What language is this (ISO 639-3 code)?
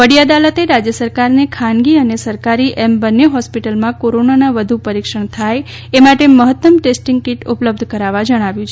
guj